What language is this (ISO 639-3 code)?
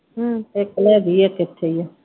pan